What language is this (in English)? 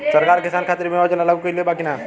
Bhojpuri